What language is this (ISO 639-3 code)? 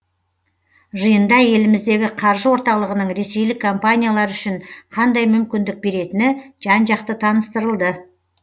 kaz